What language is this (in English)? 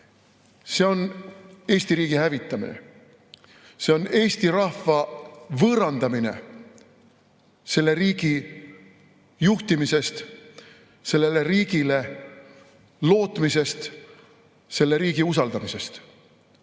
Estonian